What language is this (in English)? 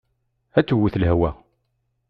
Kabyle